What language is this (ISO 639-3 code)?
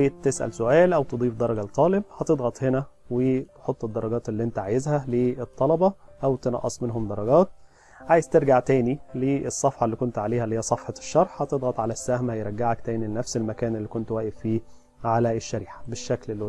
ara